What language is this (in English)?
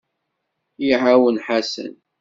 Kabyle